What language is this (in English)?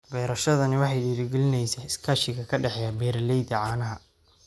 Somali